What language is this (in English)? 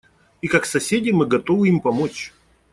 Russian